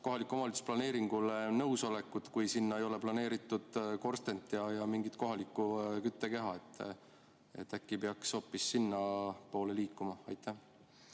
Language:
Estonian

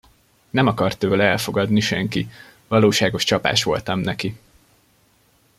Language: Hungarian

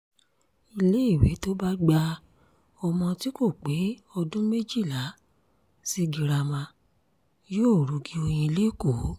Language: Yoruba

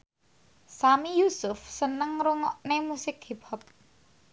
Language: Javanese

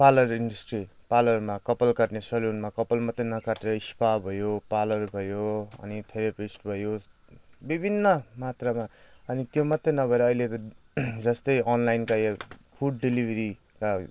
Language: Nepali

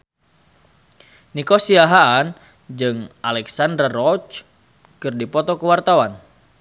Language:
Sundanese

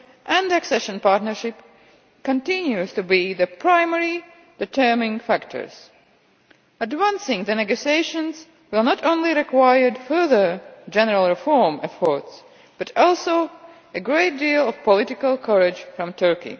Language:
English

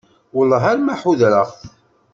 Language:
Kabyle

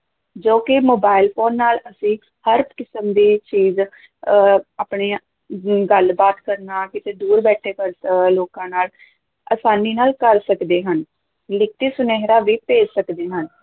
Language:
Punjabi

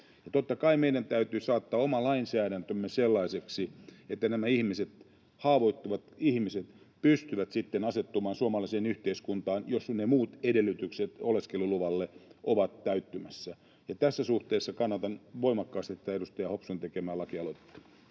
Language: Finnish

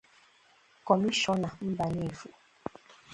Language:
Igbo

